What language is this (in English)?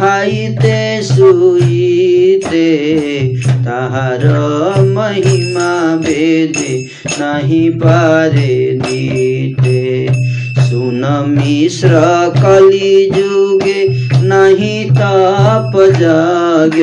Hindi